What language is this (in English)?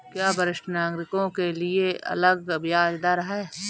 Hindi